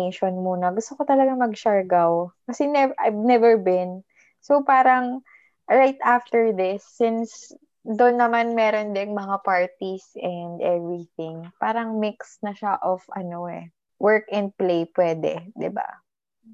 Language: Filipino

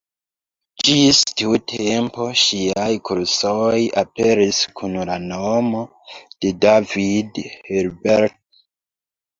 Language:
Esperanto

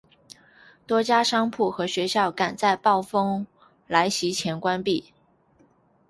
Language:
Chinese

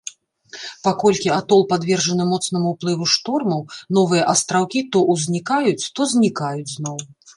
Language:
Belarusian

